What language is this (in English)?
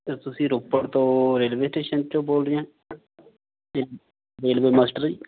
Punjabi